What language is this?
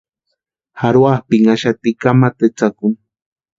Western Highland Purepecha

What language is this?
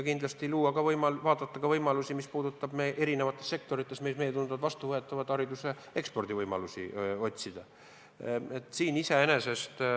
Estonian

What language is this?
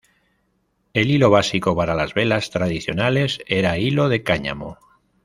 Spanish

